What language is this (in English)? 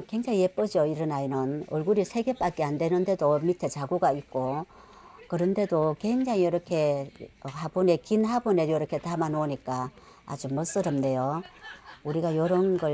Korean